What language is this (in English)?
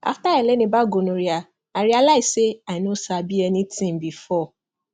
Nigerian Pidgin